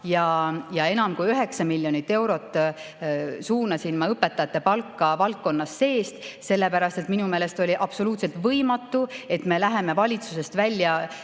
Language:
Estonian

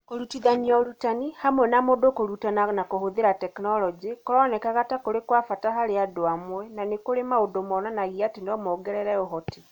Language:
Kikuyu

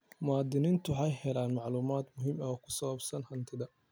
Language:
Somali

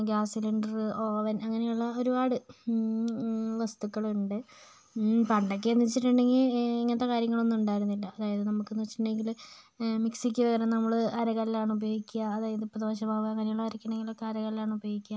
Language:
Malayalam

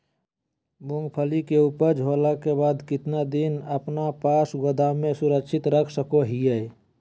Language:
Magahi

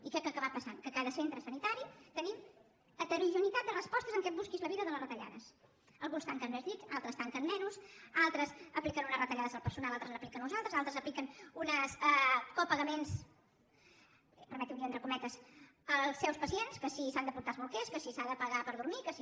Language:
Catalan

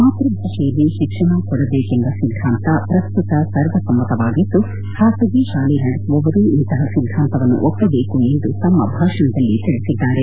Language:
Kannada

